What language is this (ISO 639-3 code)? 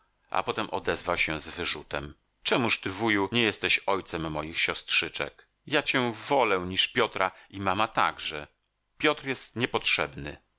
pol